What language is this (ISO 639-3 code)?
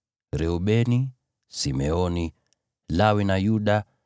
swa